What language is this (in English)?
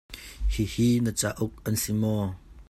Hakha Chin